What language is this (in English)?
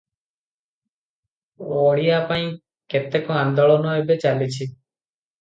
Odia